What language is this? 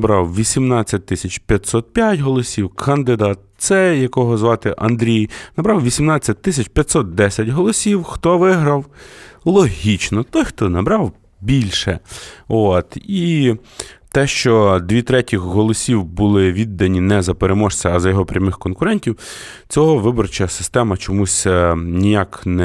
Ukrainian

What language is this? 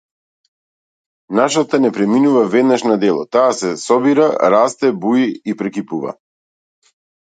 Macedonian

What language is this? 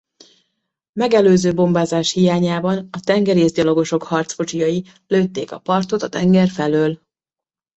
Hungarian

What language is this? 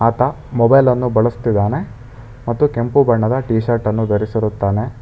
Kannada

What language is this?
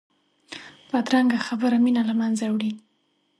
Pashto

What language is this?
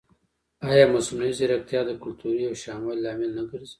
Pashto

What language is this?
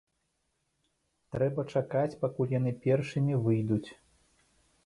Belarusian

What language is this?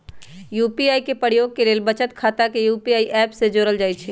Magahi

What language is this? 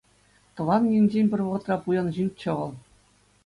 Chuvash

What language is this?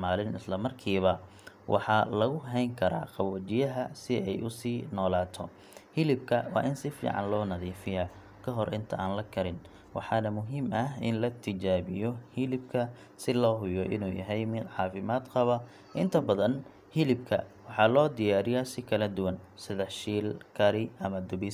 Somali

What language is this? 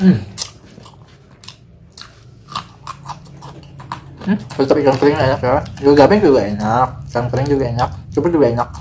Indonesian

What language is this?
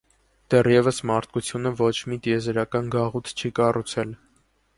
Armenian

